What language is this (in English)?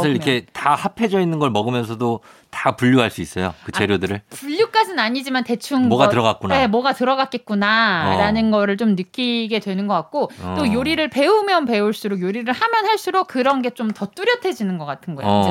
Korean